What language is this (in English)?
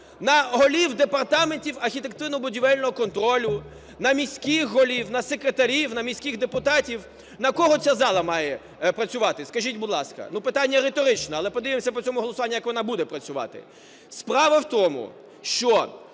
Ukrainian